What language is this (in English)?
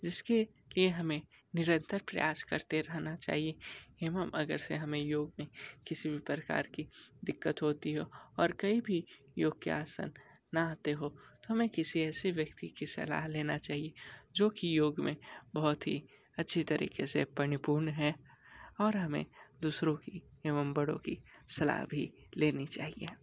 Hindi